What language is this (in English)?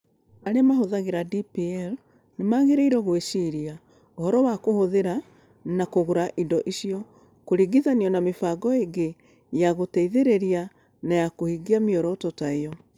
Kikuyu